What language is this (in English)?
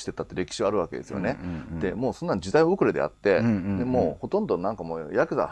Japanese